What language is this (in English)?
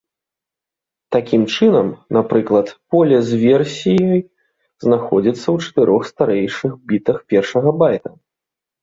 Belarusian